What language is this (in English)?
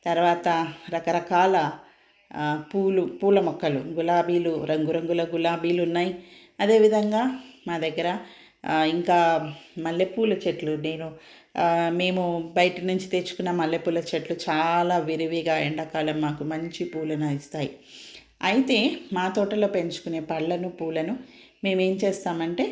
Telugu